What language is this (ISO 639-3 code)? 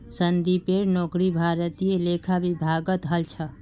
mag